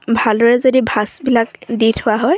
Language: Assamese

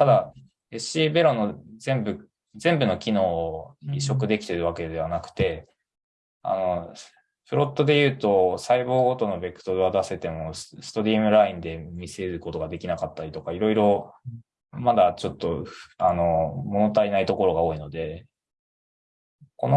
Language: Japanese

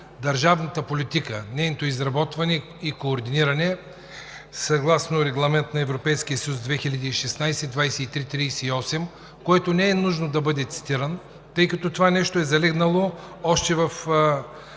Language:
Bulgarian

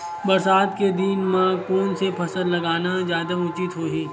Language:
Chhattisgarhi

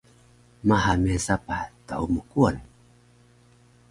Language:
Taroko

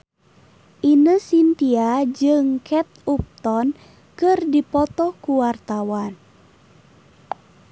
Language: Sundanese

